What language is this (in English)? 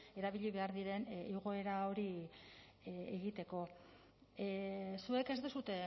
Basque